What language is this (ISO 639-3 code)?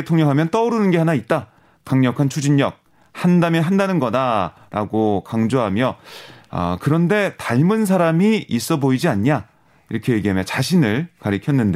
kor